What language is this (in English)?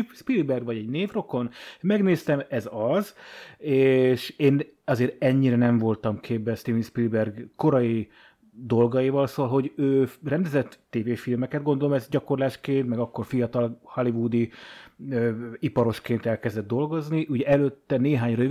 Hungarian